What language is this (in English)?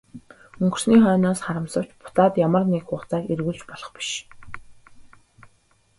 Mongolian